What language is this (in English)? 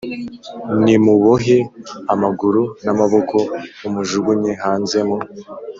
Kinyarwanda